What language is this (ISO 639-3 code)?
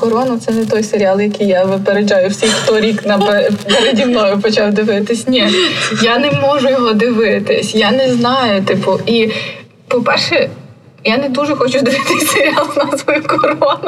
ukr